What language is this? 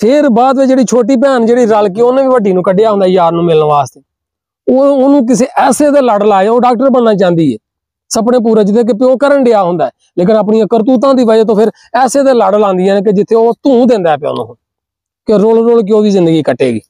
Hindi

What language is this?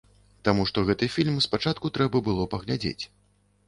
Belarusian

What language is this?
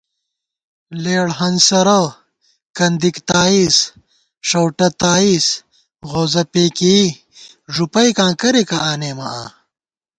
Gawar-Bati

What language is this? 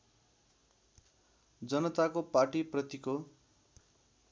Nepali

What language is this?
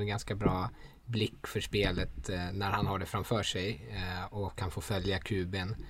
Swedish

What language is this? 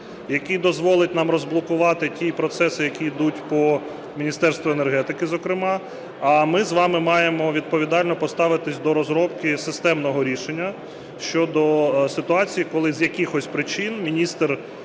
Ukrainian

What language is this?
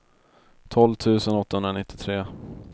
Swedish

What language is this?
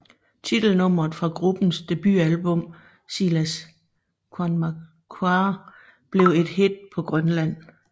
Danish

